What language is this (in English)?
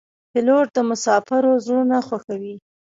Pashto